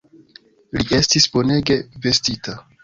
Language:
Esperanto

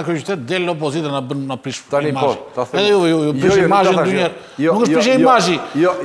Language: Romanian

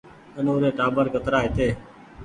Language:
Goaria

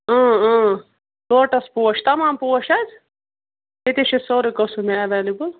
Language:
Kashmiri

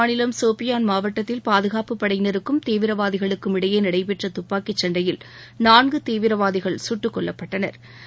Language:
Tamil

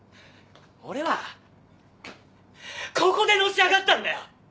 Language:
Japanese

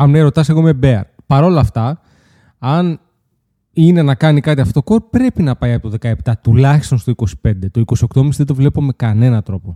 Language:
Greek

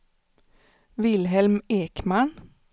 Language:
Swedish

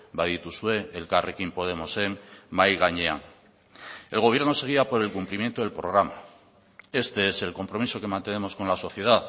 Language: Spanish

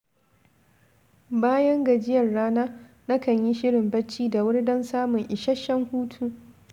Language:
Hausa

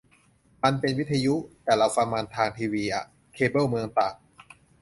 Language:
Thai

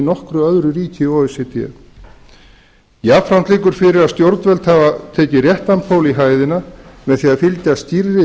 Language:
Icelandic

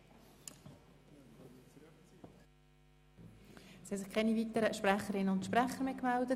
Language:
Swiss German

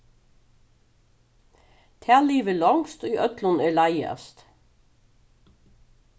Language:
Faroese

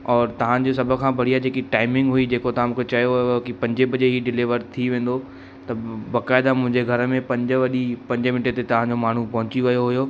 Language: Sindhi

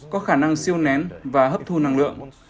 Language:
Vietnamese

